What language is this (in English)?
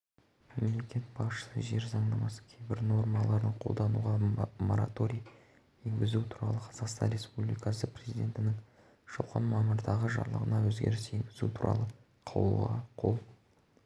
Kazakh